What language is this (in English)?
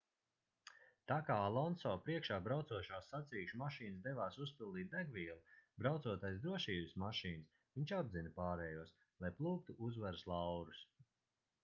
Latvian